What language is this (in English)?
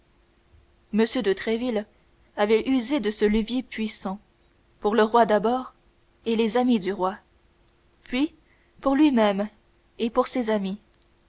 French